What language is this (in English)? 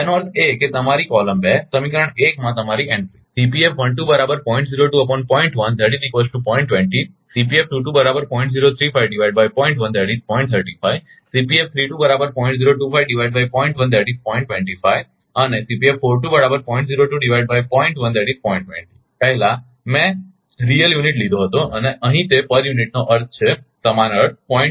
Gujarati